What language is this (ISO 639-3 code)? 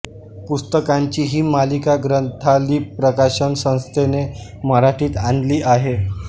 mar